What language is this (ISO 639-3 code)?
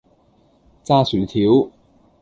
yue